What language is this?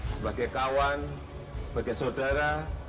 Indonesian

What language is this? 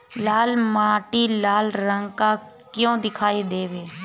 Bhojpuri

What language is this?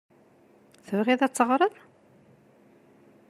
Kabyle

